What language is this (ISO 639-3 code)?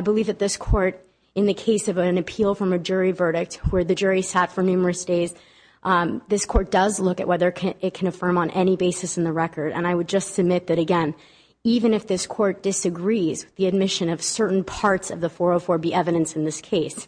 eng